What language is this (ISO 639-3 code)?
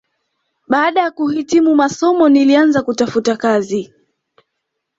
swa